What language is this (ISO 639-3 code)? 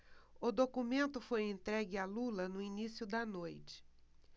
por